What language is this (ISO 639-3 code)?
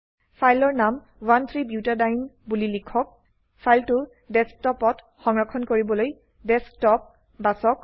asm